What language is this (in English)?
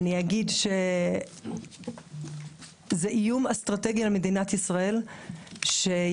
Hebrew